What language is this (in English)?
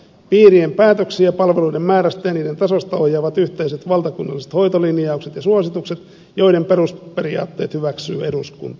Finnish